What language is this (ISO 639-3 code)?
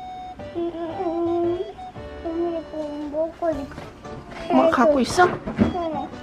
kor